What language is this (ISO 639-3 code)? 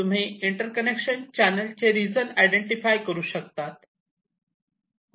mar